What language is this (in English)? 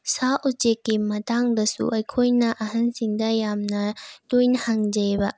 Manipuri